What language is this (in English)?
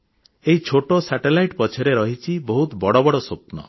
Odia